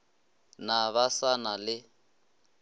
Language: Northern Sotho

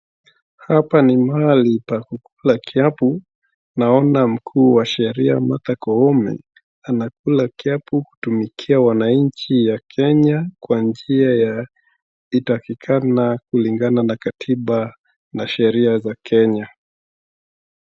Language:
Swahili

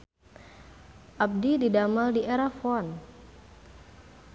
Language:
Sundanese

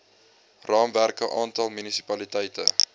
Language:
Afrikaans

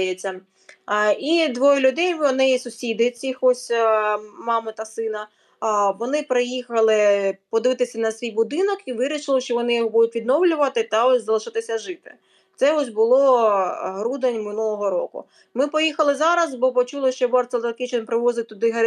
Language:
Ukrainian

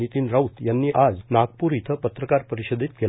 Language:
Marathi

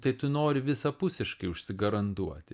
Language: Lithuanian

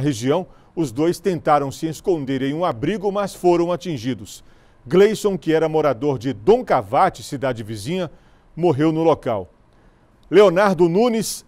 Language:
Portuguese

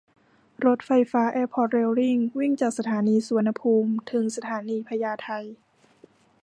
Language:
Thai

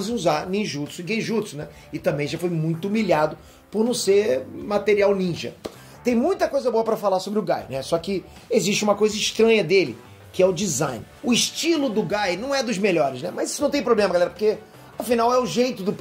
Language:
Portuguese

